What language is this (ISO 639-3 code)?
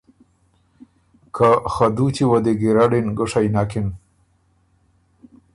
oru